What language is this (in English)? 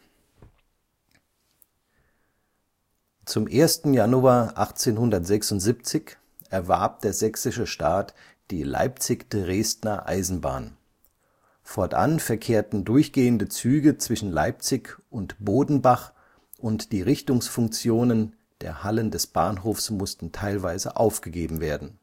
German